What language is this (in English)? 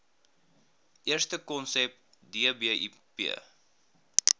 Afrikaans